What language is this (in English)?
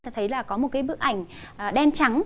Vietnamese